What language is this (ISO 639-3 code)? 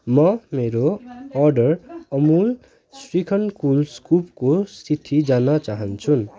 nep